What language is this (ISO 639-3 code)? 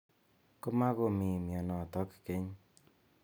kln